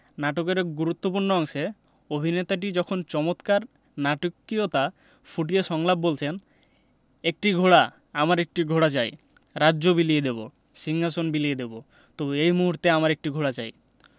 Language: Bangla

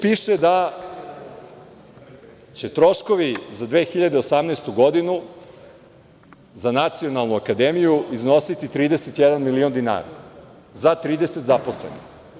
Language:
Serbian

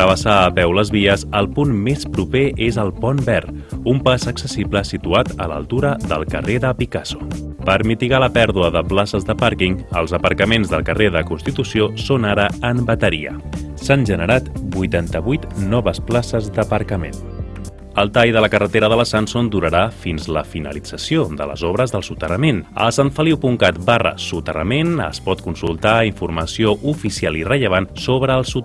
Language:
Catalan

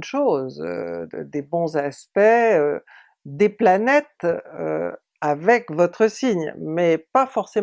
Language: French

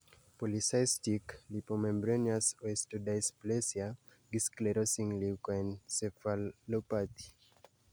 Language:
Luo (Kenya and Tanzania)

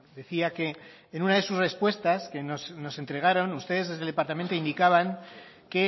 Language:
Spanish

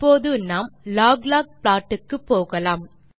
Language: Tamil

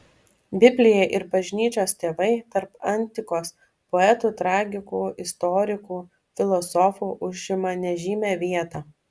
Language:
Lithuanian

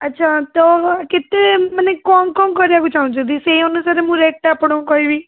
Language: Odia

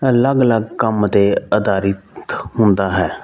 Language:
Punjabi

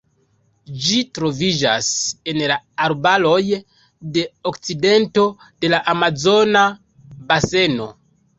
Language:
Esperanto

